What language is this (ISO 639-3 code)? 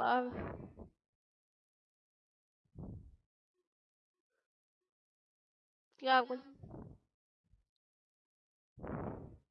rus